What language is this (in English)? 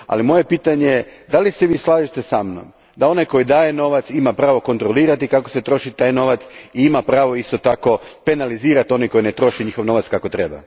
Croatian